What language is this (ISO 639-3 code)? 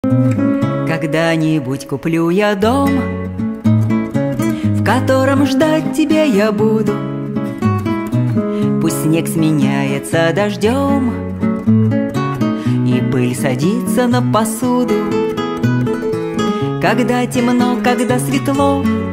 rus